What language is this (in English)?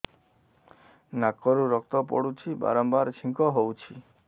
Odia